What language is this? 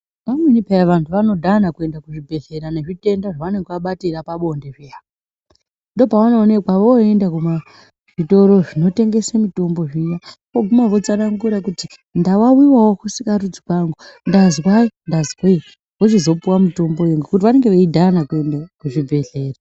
Ndau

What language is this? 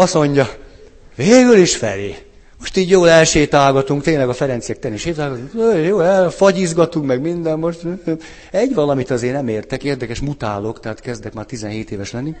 Hungarian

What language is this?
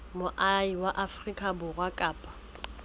Southern Sotho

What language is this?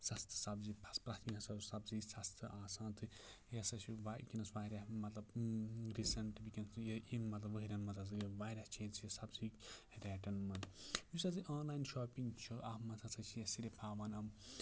Kashmiri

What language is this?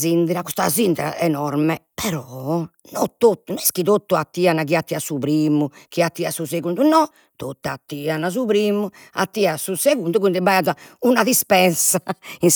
Sardinian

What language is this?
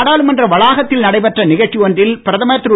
Tamil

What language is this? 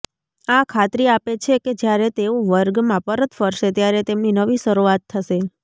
Gujarati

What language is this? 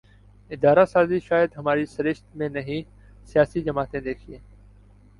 Urdu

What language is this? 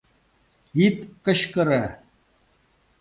Mari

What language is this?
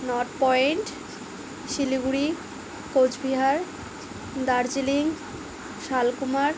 Bangla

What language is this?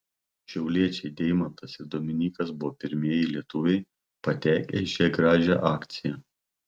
Lithuanian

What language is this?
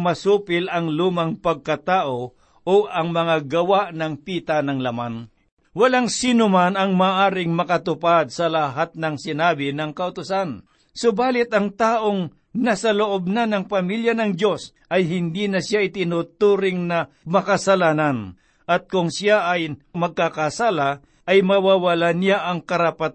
Filipino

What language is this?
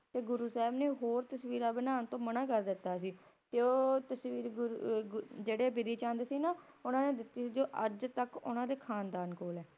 Punjabi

